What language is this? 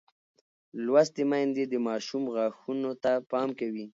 Pashto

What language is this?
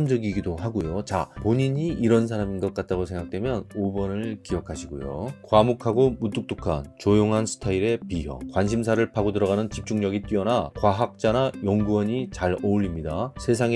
Korean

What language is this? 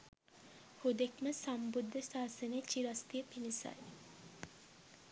Sinhala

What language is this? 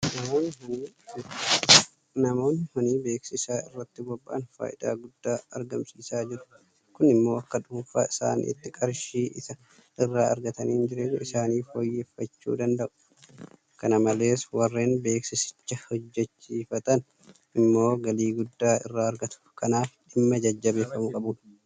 Oromo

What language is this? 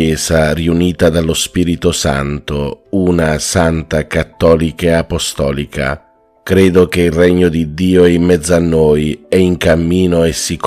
Italian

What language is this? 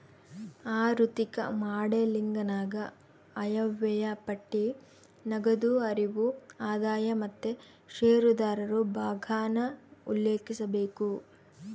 Kannada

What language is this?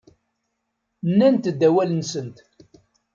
Kabyle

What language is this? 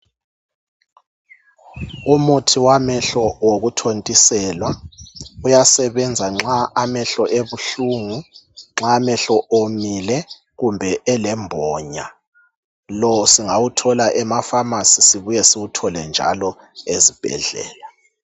North Ndebele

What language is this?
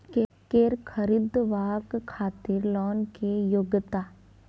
Maithili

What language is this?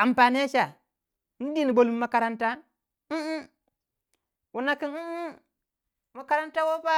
Waja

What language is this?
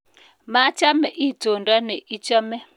Kalenjin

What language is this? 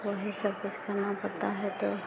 Hindi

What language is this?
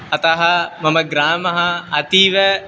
Sanskrit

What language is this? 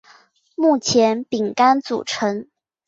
Chinese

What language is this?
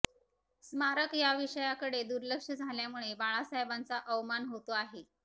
Marathi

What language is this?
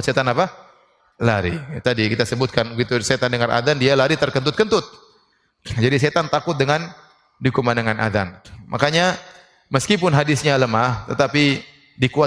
Indonesian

